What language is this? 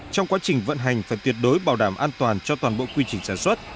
Vietnamese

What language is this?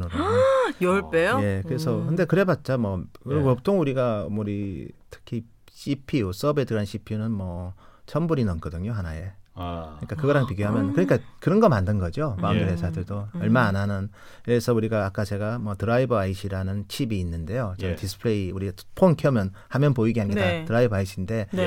Korean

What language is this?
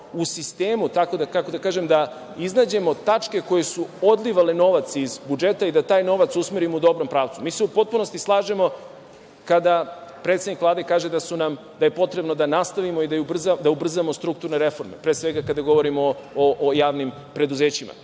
Serbian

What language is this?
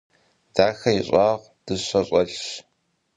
Kabardian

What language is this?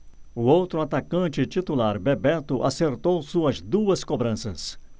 Portuguese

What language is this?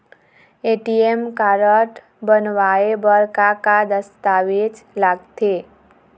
Chhattisgarhi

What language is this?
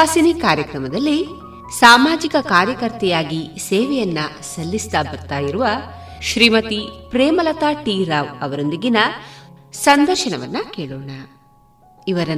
Kannada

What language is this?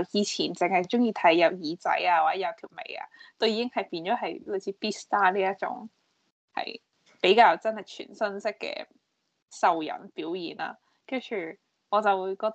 Chinese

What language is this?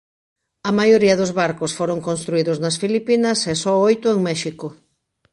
Galician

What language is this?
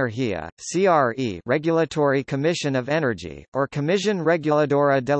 English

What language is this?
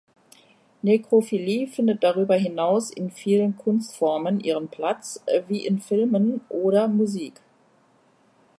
German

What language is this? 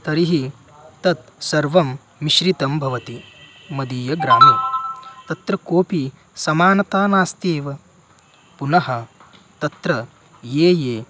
Sanskrit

